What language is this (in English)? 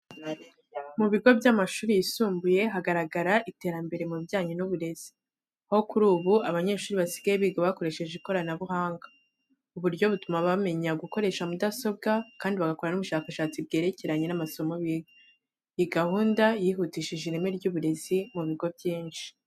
Kinyarwanda